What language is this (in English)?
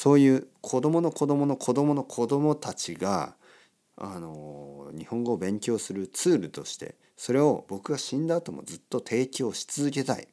Japanese